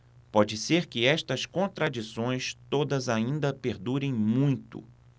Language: Portuguese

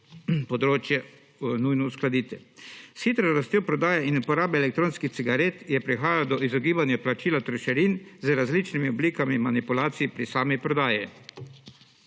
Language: Slovenian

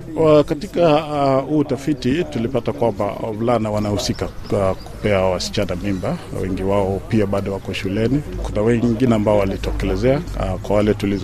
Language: Swahili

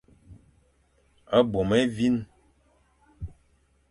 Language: Fang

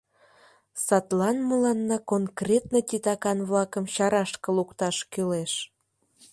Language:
Mari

